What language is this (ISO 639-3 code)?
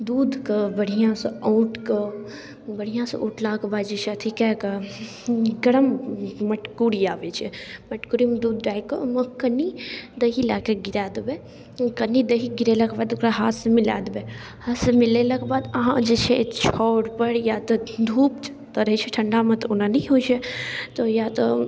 mai